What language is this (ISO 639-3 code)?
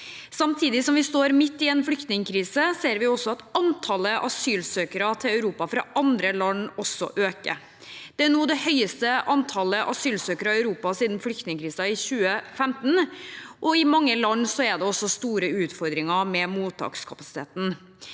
nor